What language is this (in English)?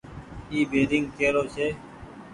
Goaria